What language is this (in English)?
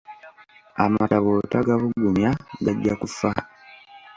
Ganda